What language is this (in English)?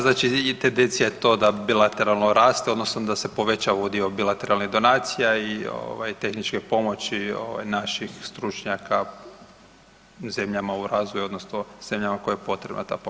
Croatian